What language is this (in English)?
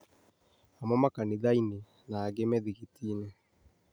Kikuyu